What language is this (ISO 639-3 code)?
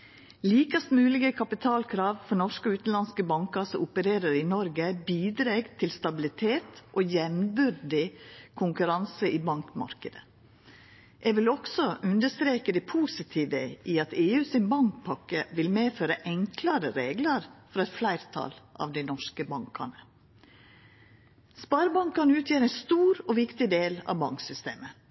nno